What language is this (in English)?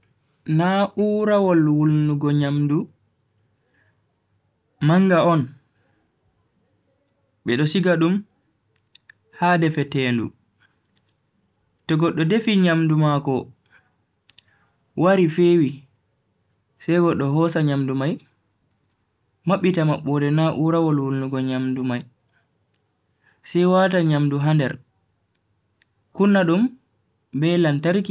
Bagirmi Fulfulde